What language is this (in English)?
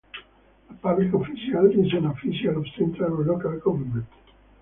English